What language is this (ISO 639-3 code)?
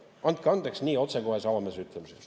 est